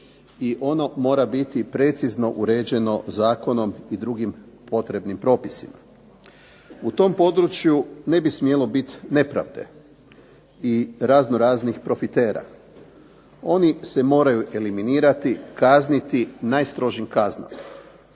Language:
Croatian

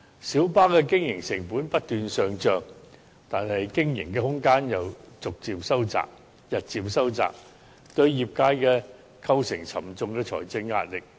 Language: Cantonese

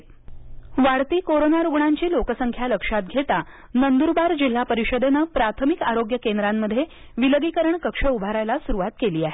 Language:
Marathi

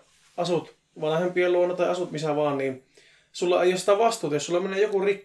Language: Finnish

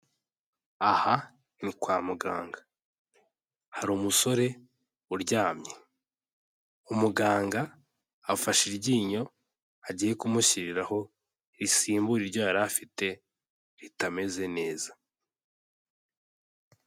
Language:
Kinyarwanda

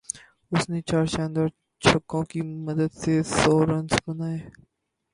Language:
Urdu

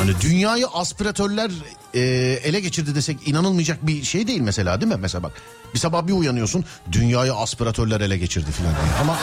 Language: Turkish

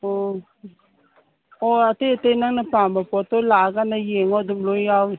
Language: Manipuri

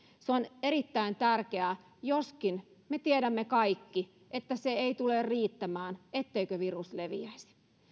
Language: Finnish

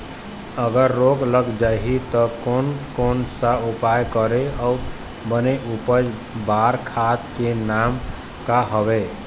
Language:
Chhattisgarhi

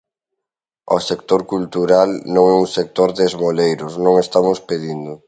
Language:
Galician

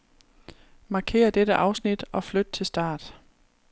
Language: Danish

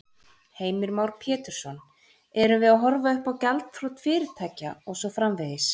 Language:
Icelandic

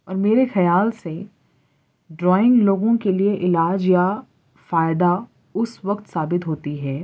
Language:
Urdu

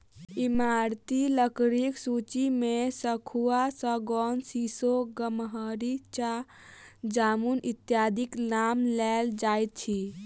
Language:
Maithili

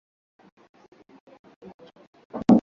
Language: Swahili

